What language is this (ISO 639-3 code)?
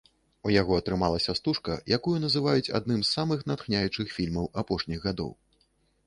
bel